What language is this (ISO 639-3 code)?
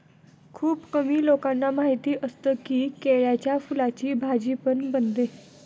mar